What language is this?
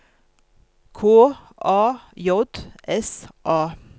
Norwegian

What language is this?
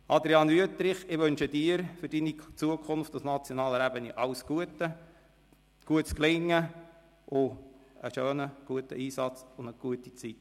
Swiss German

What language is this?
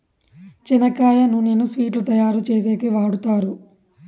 Telugu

